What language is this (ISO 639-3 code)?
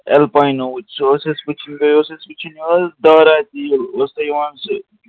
kas